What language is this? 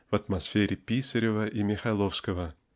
Russian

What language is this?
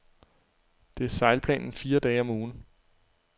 Danish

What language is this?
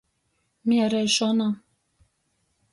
Latgalian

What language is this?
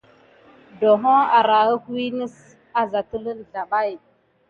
Gidar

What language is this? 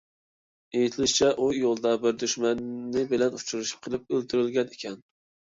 Uyghur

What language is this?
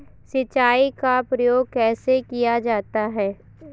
Hindi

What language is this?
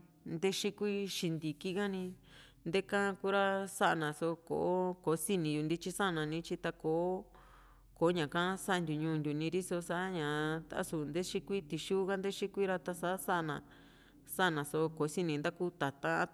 Juxtlahuaca Mixtec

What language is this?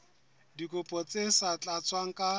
Southern Sotho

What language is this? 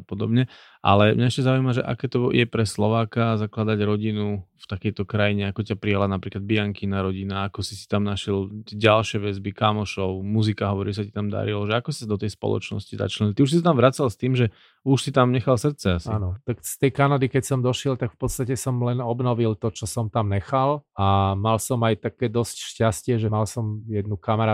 Slovak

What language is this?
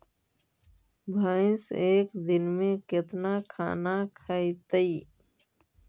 Magahi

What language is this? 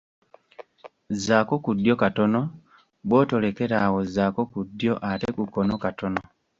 Ganda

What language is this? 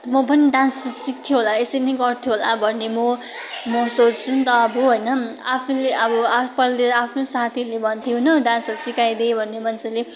Nepali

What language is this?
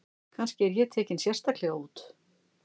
Icelandic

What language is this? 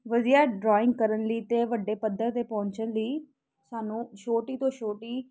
Punjabi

